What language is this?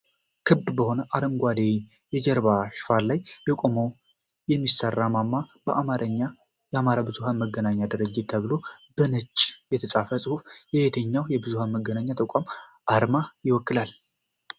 Amharic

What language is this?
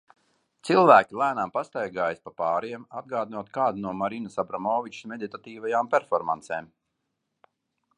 Latvian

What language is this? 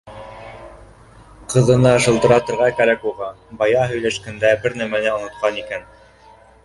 Bashkir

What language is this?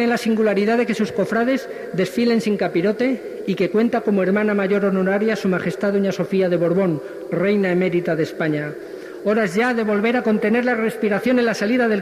Spanish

